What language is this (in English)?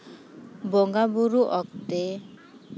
Santali